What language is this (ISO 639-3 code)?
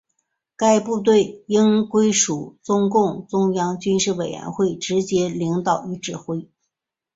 zho